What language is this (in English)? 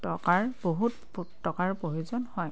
Assamese